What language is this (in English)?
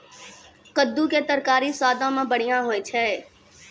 Maithili